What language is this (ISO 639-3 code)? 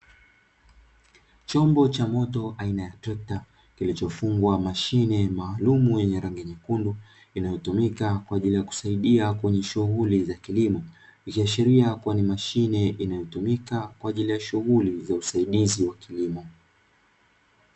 swa